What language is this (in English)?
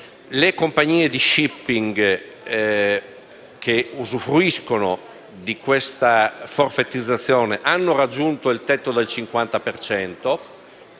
Italian